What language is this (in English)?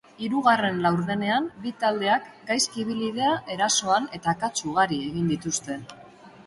Basque